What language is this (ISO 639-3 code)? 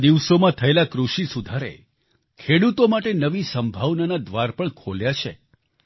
guj